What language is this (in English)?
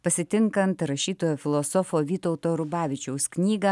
Lithuanian